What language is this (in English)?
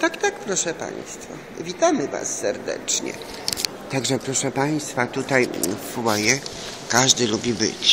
Polish